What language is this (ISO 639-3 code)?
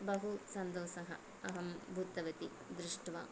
san